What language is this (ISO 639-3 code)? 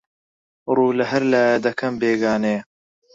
ckb